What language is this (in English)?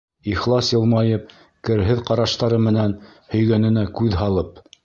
Bashkir